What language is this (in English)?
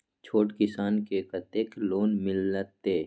Maithili